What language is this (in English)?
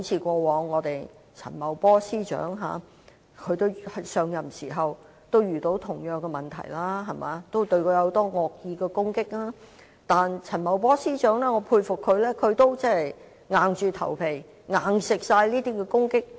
Cantonese